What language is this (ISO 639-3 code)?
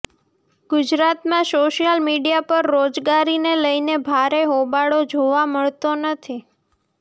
guj